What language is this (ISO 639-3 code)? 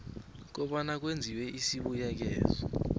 nbl